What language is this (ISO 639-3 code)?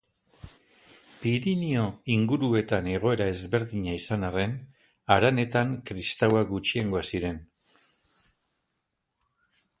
eus